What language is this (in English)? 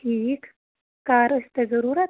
Kashmiri